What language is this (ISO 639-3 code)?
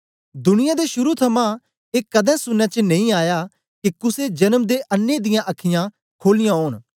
doi